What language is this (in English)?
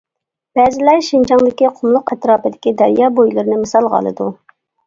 Uyghur